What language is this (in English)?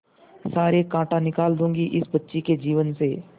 Hindi